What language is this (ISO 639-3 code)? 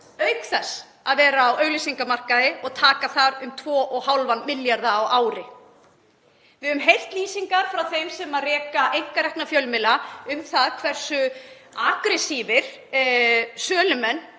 isl